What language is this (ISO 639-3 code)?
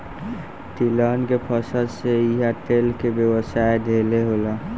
bho